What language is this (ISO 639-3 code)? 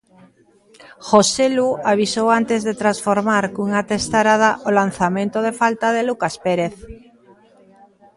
glg